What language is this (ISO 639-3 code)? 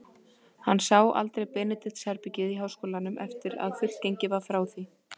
isl